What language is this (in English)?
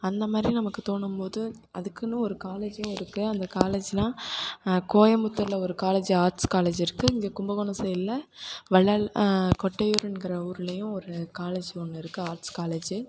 Tamil